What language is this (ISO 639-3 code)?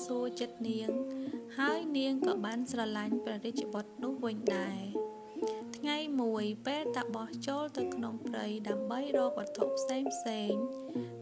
vie